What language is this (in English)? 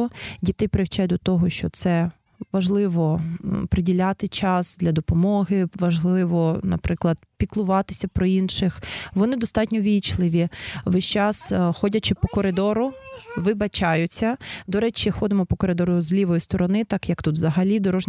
Ukrainian